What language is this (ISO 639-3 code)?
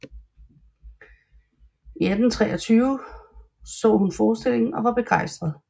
dan